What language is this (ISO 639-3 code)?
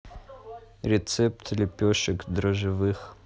rus